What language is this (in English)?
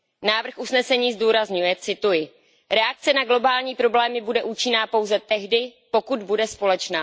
Czech